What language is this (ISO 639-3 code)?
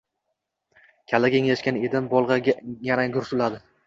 uzb